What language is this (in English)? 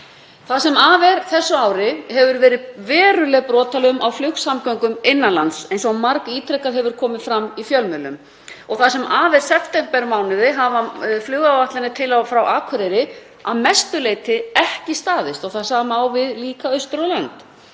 Icelandic